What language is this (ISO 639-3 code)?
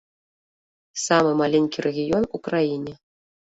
bel